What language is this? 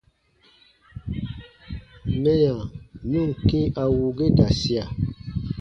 Baatonum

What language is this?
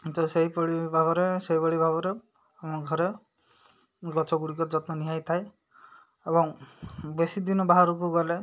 Odia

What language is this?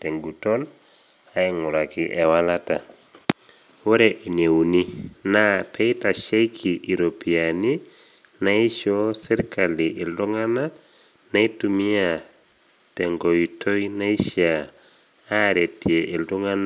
Masai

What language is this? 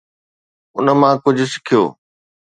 Sindhi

